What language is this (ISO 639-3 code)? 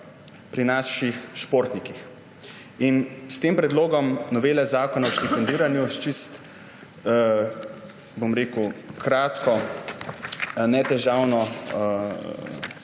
slv